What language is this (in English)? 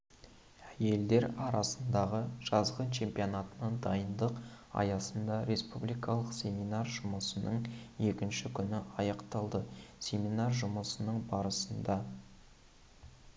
Kazakh